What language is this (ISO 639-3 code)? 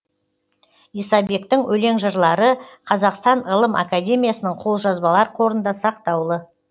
kaz